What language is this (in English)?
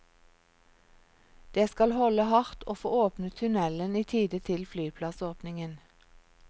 Norwegian